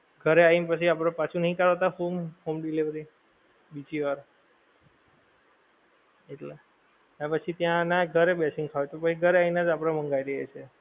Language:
Gujarati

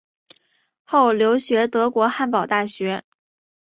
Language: Chinese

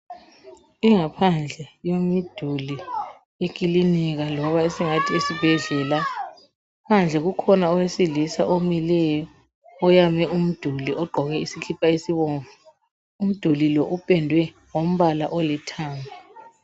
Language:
North Ndebele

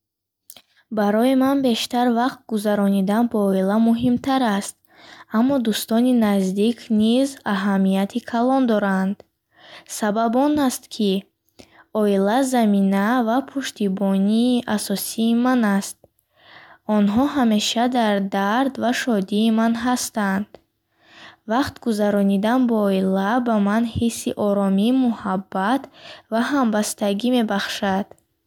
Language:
Bukharic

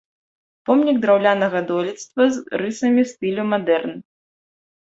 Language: Belarusian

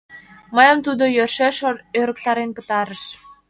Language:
Mari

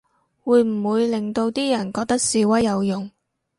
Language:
Cantonese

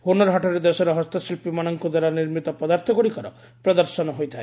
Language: Odia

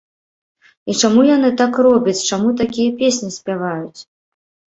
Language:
Belarusian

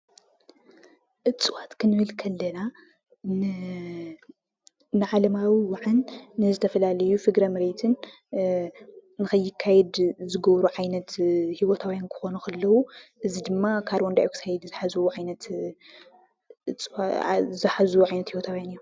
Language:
Tigrinya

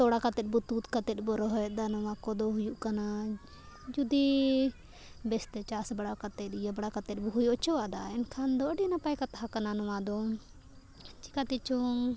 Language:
Santali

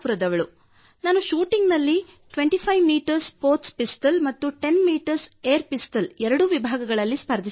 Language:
Kannada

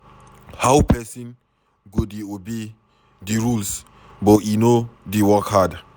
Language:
Nigerian Pidgin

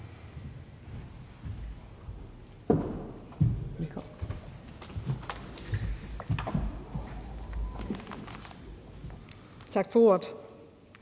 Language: Danish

